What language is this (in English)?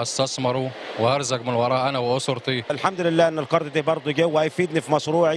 Arabic